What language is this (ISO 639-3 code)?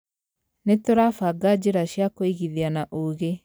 kik